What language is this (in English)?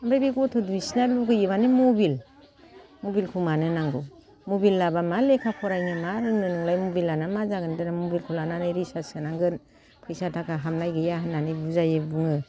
Bodo